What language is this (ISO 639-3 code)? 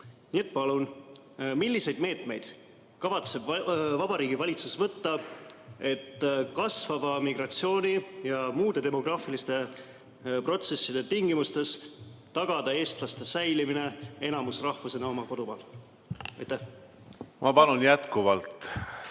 est